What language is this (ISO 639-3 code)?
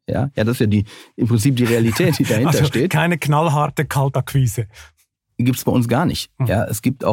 deu